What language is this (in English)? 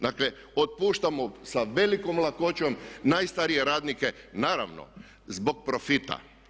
Croatian